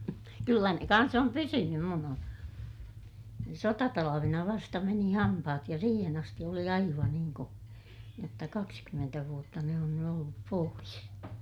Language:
Finnish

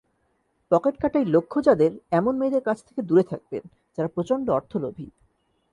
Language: Bangla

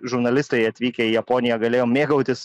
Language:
Lithuanian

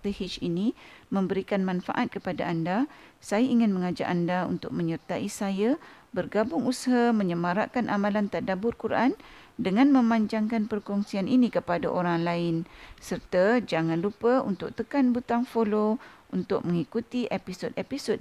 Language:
Malay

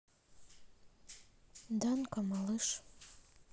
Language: Russian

